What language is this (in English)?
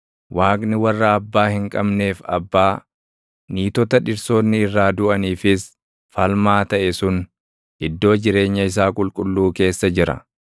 Oromo